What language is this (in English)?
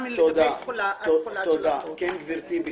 Hebrew